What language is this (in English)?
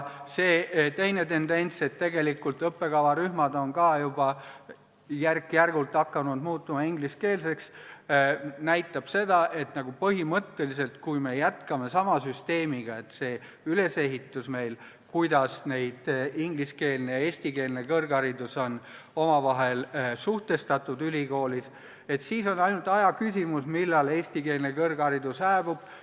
Estonian